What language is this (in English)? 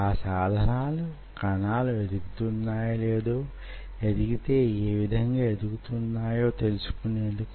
Telugu